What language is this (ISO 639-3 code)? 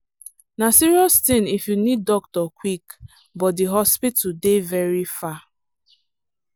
pcm